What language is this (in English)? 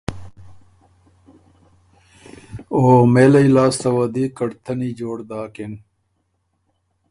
Ormuri